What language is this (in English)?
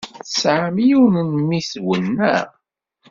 Kabyle